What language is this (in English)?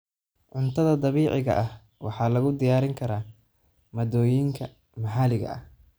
Somali